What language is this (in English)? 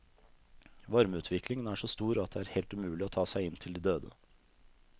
Norwegian